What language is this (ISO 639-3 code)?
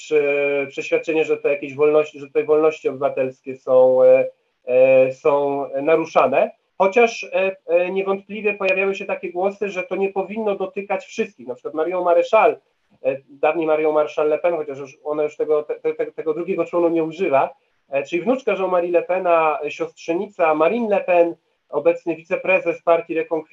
pol